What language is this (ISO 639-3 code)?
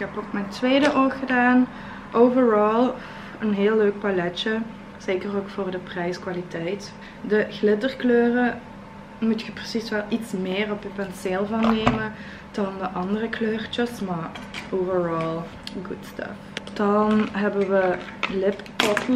nld